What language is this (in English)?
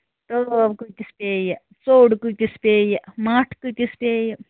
Kashmiri